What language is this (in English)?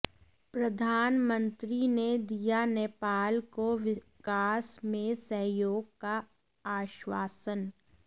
Hindi